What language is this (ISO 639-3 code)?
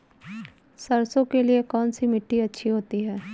hin